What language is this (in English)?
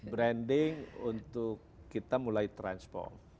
Indonesian